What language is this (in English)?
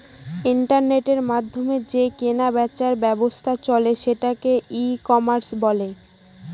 Bangla